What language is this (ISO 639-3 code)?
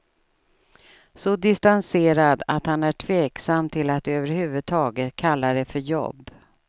swe